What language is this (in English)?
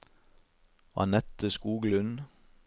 Norwegian